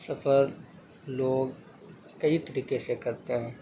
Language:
Urdu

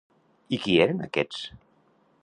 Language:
Catalan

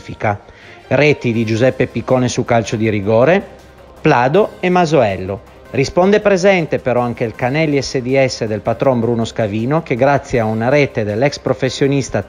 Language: Italian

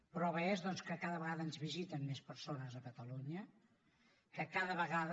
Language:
Catalan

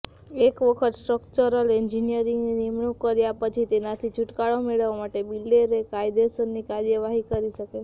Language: Gujarati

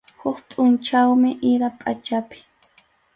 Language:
Arequipa-La Unión Quechua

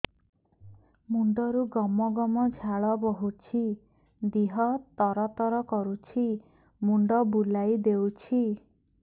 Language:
Odia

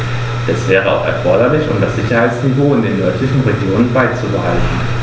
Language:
German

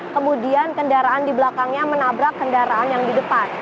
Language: Indonesian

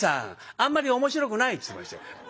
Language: Japanese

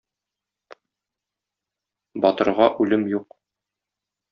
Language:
Tatar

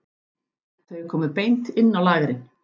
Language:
Icelandic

